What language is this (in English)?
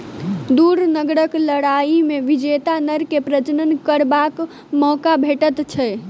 Maithili